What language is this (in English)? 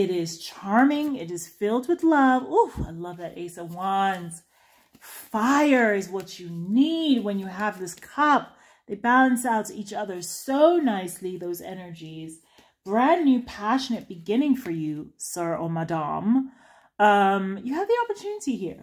English